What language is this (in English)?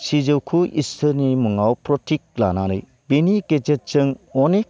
Bodo